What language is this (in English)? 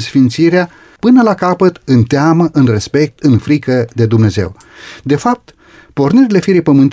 Romanian